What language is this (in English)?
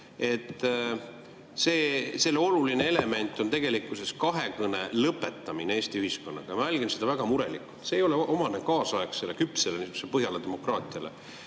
Estonian